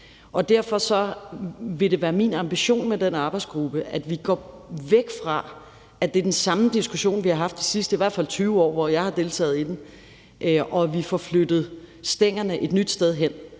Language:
Danish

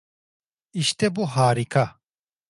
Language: Turkish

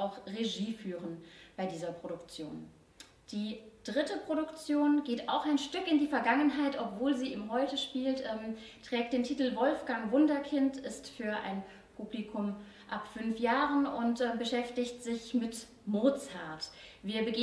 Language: German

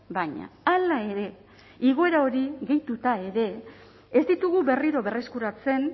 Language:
Basque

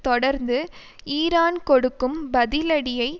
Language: Tamil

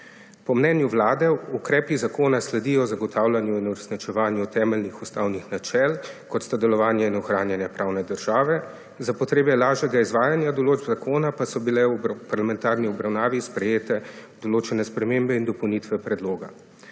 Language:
Slovenian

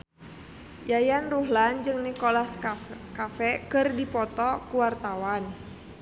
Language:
Sundanese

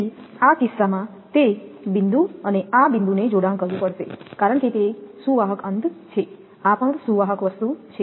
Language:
Gujarati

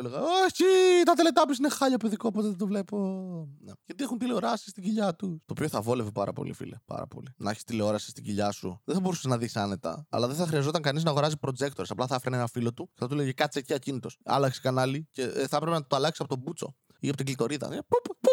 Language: Greek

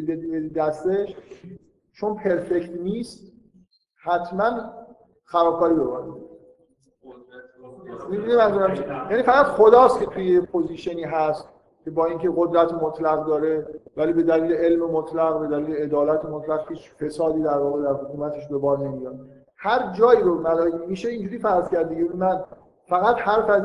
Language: Persian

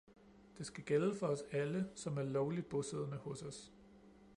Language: Danish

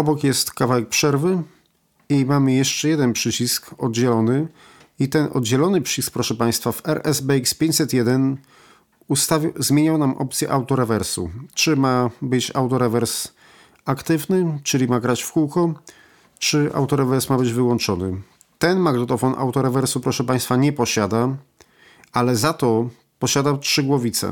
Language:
Polish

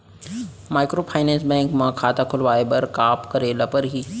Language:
Chhattisgarhi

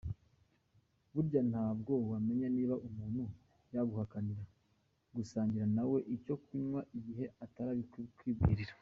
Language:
Kinyarwanda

